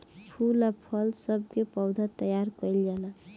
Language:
Bhojpuri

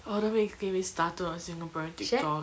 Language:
English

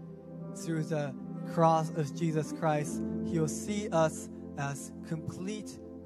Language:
Japanese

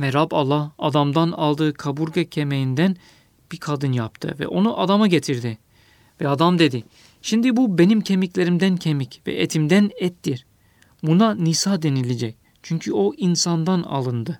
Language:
Turkish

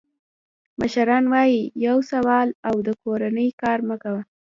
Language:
Pashto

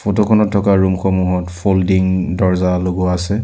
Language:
Assamese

